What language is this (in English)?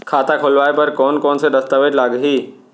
Chhattisgarhi